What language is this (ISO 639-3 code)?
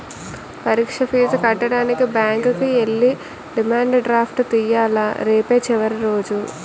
tel